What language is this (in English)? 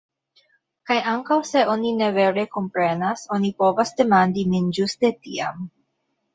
Esperanto